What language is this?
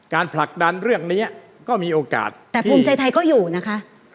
Thai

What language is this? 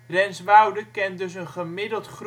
Dutch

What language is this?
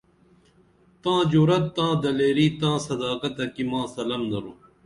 Dameli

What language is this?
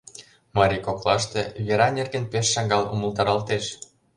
Mari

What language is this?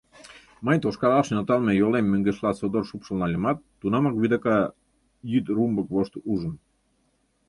Mari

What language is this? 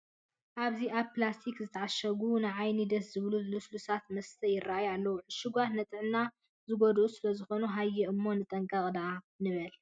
Tigrinya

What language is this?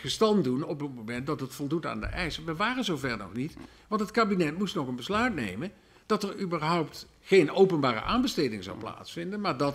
Dutch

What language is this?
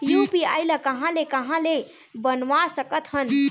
Chhattisgarhi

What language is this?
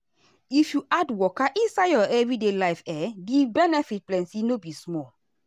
Nigerian Pidgin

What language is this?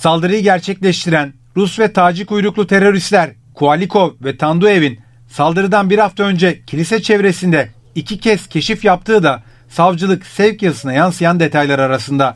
Turkish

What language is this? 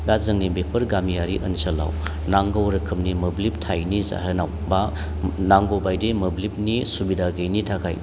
Bodo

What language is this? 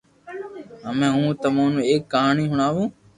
Loarki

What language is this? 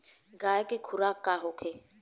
Bhojpuri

